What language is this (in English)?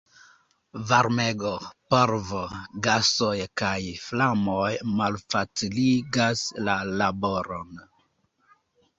Esperanto